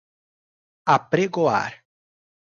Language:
Portuguese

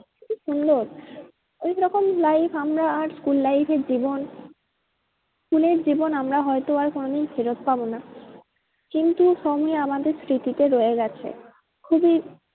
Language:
Bangla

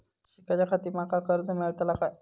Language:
Marathi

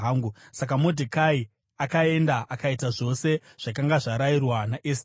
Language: Shona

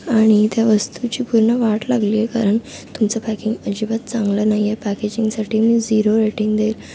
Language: Marathi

